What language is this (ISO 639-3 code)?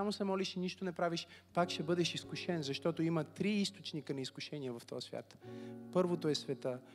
bul